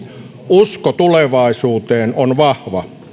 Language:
Finnish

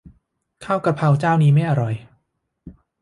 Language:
Thai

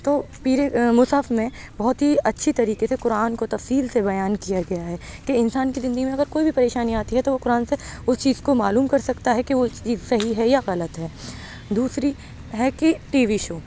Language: Urdu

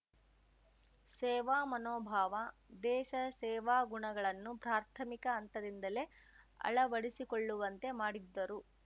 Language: Kannada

